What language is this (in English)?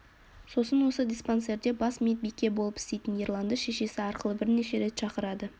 Kazakh